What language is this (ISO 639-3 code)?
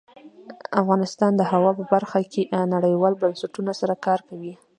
pus